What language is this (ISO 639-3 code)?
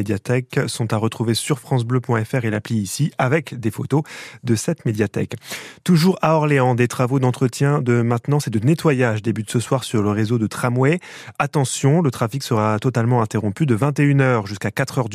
fra